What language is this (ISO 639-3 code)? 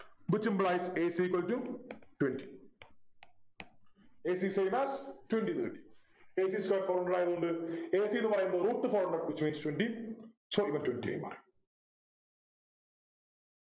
mal